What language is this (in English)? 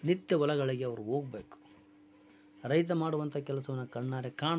Kannada